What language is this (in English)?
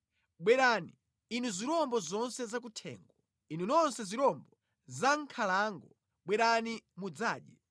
Nyanja